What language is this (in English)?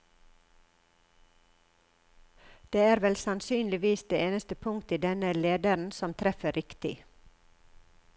Norwegian